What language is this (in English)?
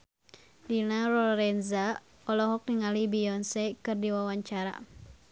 Sundanese